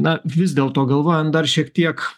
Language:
Lithuanian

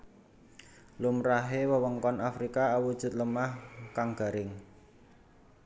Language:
Javanese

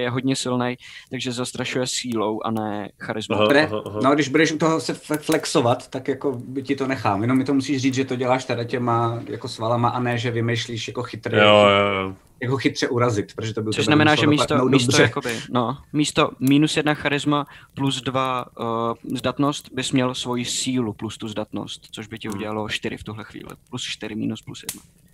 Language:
Czech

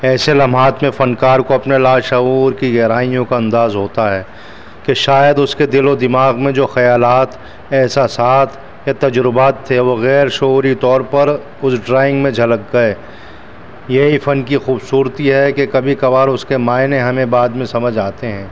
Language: Urdu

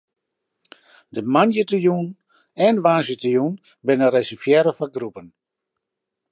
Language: Western Frisian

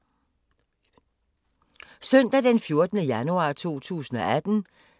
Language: Danish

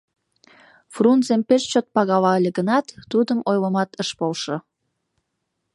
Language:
Mari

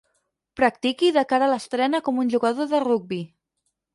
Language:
Catalan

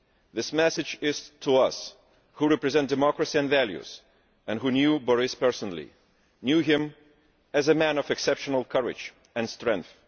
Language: English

